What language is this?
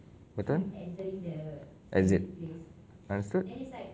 English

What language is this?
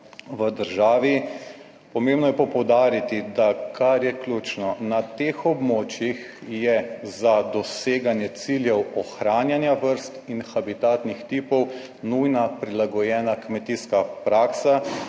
Slovenian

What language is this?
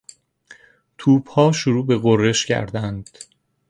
Persian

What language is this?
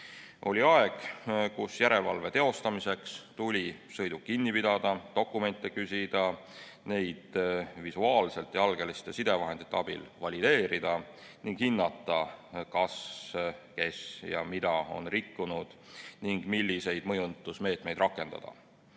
Estonian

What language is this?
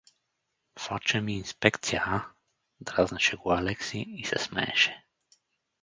Bulgarian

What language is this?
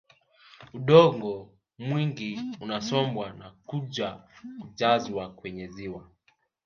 Swahili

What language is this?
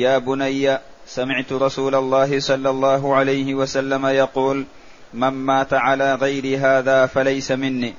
Arabic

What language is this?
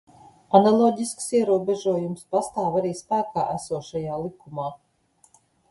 Latvian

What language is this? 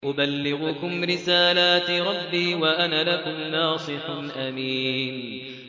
Arabic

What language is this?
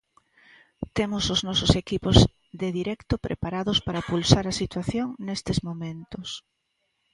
Galician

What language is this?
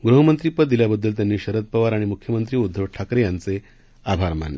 Marathi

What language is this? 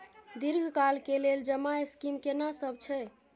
Maithili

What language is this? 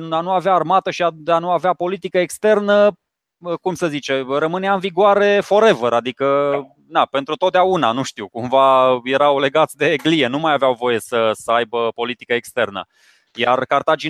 Romanian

